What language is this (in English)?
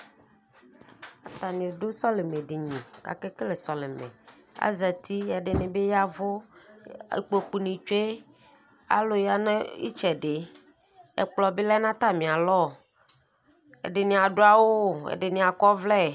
Ikposo